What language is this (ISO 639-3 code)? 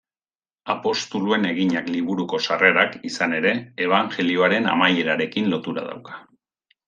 eus